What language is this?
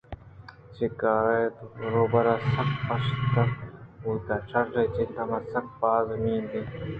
Eastern Balochi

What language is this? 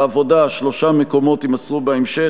Hebrew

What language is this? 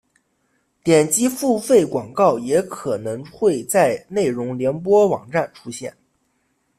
Chinese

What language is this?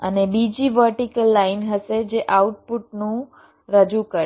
Gujarati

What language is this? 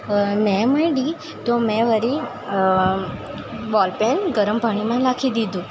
Gujarati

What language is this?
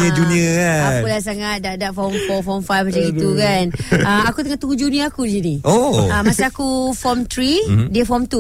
Malay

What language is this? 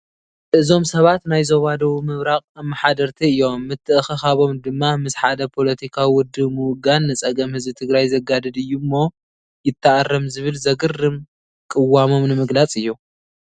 Tigrinya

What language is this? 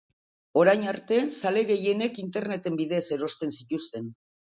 Basque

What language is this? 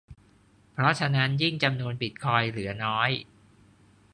Thai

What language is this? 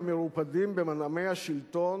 Hebrew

